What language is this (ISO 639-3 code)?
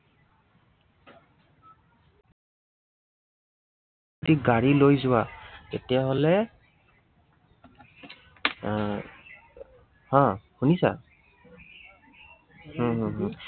asm